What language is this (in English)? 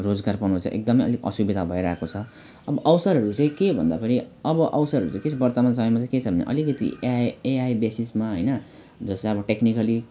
Nepali